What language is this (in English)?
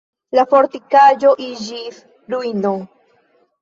Esperanto